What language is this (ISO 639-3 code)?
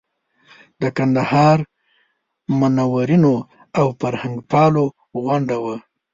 pus